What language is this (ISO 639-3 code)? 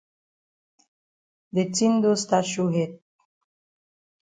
wes